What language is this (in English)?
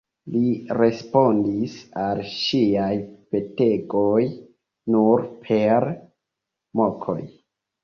Esperanto